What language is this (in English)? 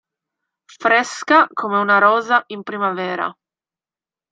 Italian